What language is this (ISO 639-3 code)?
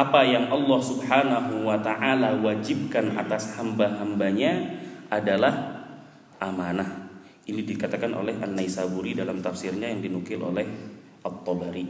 ind